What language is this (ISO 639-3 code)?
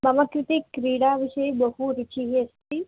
san